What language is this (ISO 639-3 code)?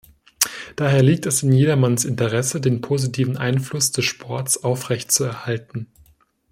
deu